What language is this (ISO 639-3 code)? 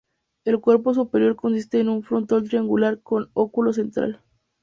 spa